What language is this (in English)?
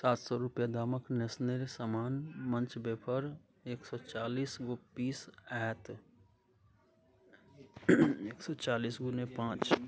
Maithili